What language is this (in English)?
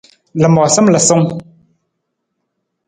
Nawdm